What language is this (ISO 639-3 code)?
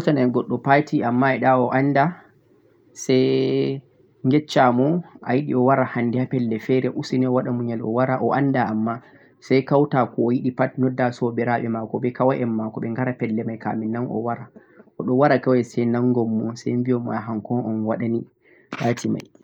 fuq